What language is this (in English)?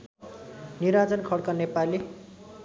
Nepali